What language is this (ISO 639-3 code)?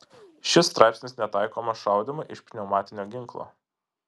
lit